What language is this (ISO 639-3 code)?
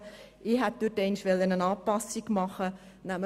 gsw